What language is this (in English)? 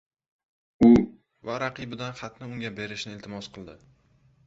Uzbek